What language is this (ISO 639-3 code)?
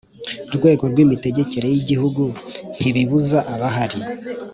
kin